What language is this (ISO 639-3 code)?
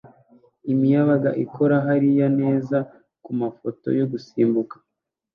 kin